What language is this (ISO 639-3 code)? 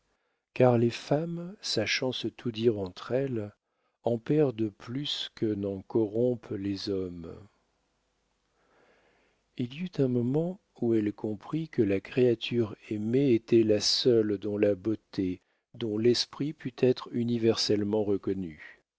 fra